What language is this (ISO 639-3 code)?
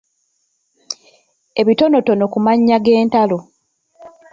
lug